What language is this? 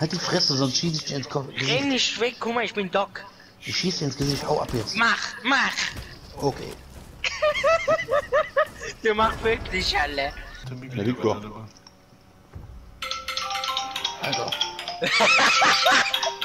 German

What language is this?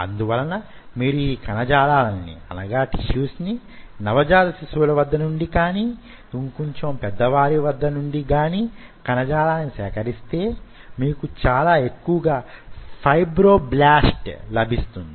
Telugu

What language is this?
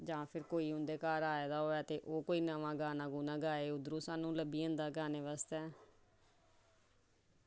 Dogri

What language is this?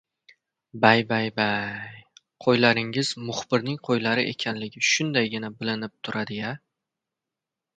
Uzbek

